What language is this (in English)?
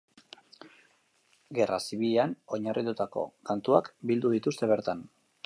Basque